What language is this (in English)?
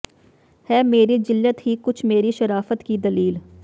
Punjabi